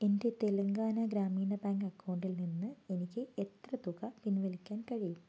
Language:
Malayalam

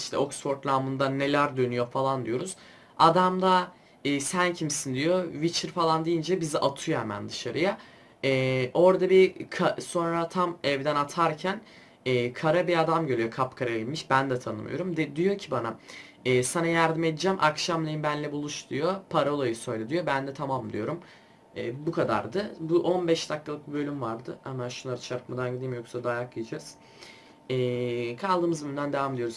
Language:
Turkish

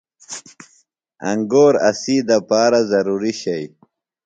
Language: Phalura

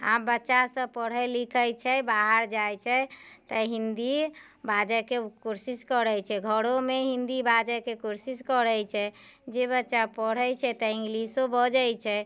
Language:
Maithili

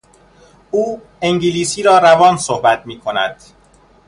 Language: Persian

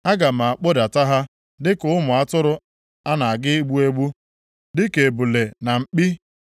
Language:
Igbo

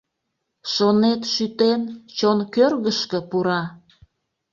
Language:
Mari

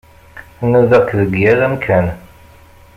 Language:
Kabyle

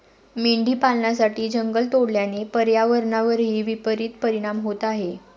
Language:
Marathi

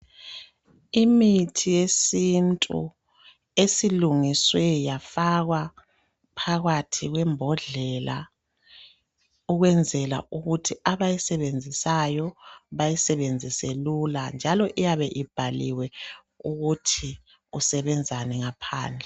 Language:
North Ndebele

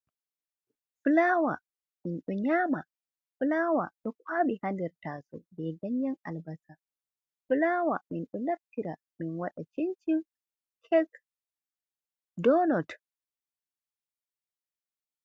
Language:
Fula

